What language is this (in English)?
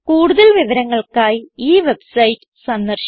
Malayalam